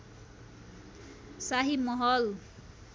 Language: Nepali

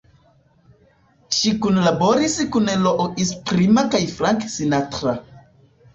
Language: Esperanto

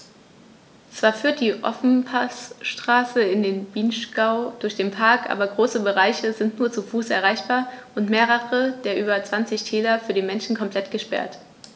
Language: German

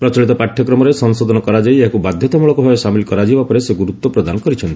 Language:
Odia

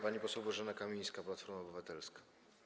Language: Polish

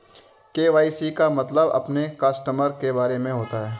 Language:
Hindi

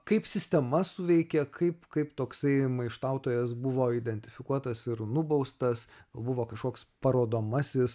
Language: Lithuanian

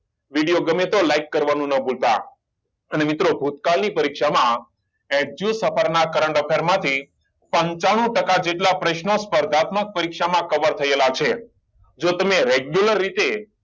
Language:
Gujarati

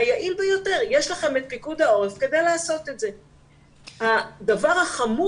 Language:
Hebrew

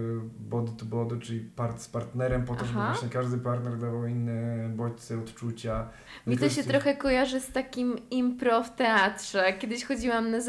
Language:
Polish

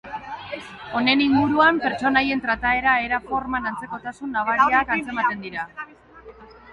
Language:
Basque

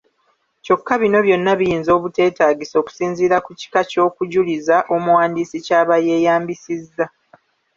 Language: Ganda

